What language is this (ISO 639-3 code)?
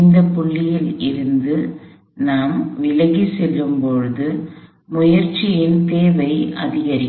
tam